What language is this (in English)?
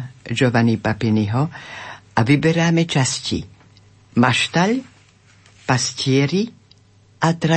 Slovak